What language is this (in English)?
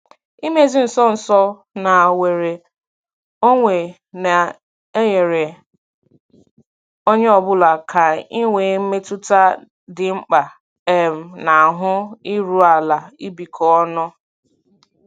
Igbo